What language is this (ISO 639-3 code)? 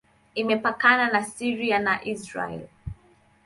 swa